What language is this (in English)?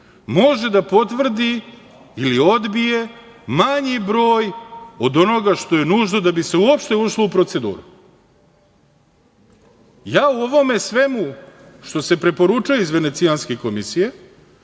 Serbian